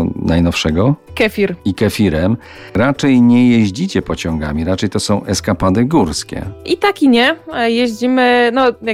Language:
Polish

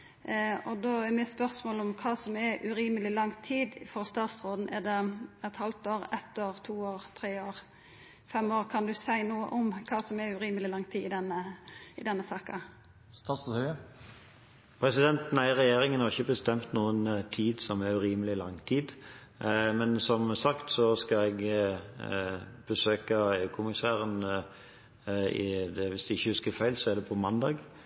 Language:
Norwegian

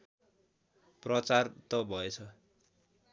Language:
Nepali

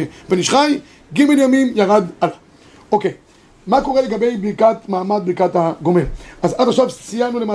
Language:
Hebrew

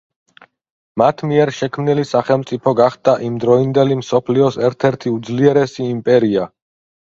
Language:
Georgian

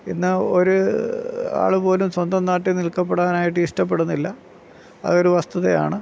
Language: Malayalam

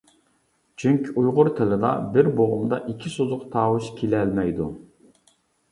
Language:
Uyghur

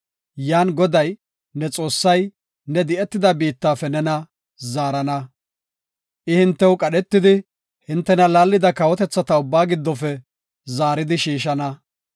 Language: Gofa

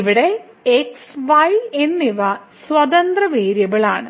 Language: Malayalam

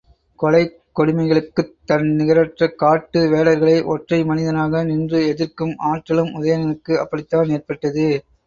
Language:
Tamil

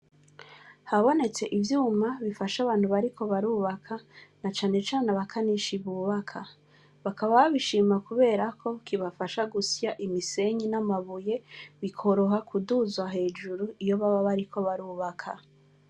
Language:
Rundi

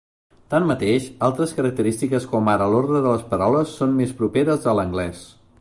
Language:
Catalan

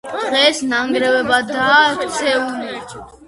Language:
Georgian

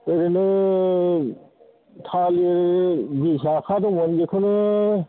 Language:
Bodo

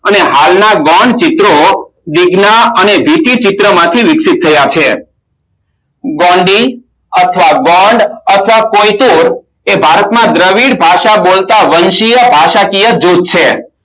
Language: Gujarati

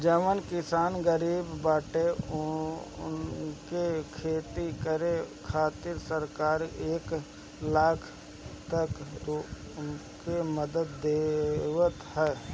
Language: Bhojpuri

